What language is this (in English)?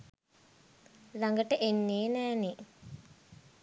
Sinhala